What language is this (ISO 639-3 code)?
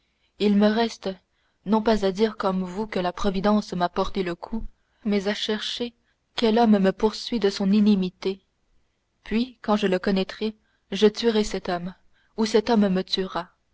fra